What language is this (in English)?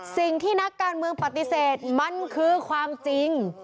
Thai